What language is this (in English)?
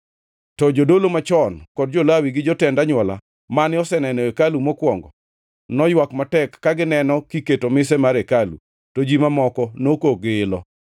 Luo (Kenya and Tanzania)